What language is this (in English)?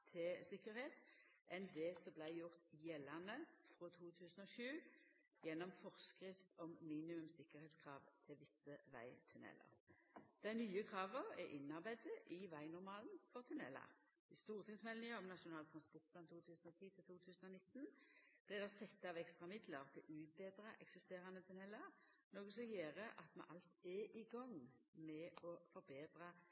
Norwegian Nynorsk